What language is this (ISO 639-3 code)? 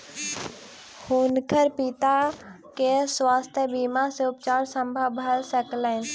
mai